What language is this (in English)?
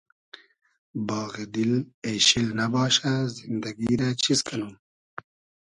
Hazaragi